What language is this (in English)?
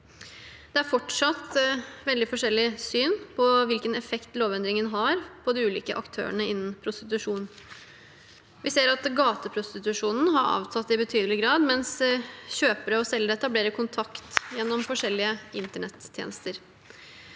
Norwegian